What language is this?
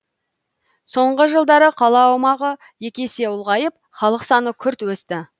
Kazakh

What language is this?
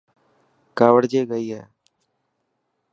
Dhatki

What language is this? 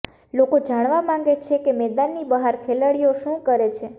Gujarati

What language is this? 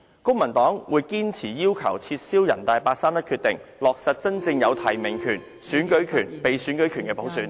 Cantonese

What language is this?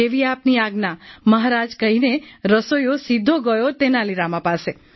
Gujarati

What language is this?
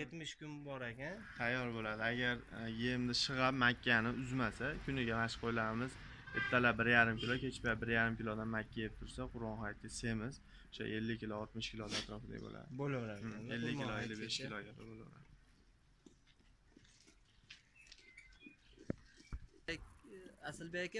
Turkish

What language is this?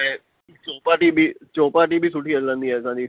Sindhi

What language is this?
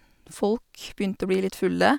Norwegian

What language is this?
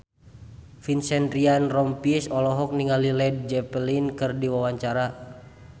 Sundanese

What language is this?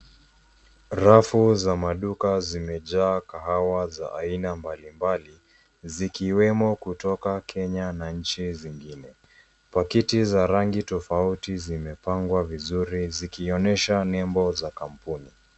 Swahili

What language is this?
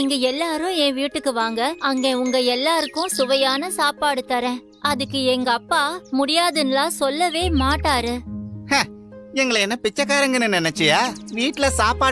Tamil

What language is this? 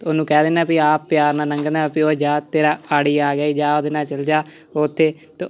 Punjabi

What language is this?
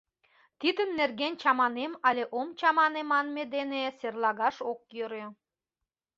Mari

